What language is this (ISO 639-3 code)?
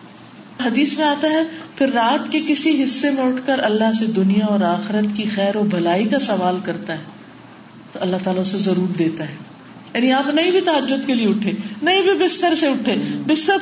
urd